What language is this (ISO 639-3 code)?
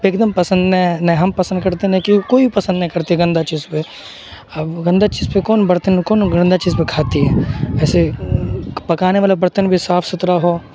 urd